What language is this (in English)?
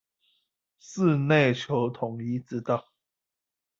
Chinese